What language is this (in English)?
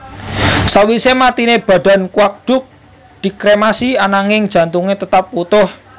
Javanese